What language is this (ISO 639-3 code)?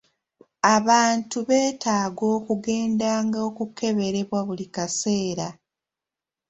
lug